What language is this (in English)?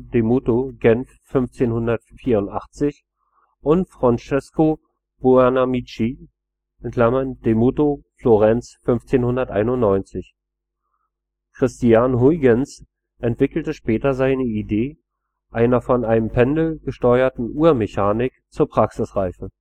German